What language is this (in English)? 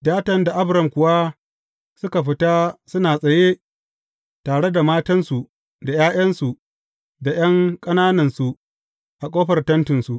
Hausa